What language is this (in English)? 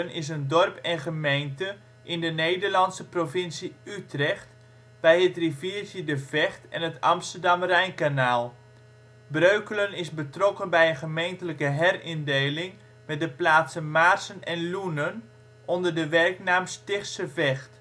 Dutch